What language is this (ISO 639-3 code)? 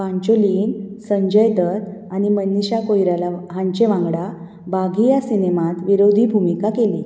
kok